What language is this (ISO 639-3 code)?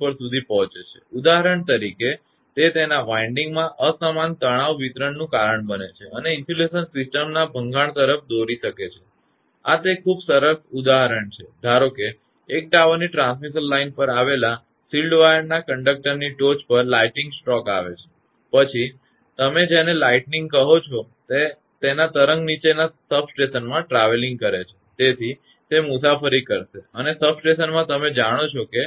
guj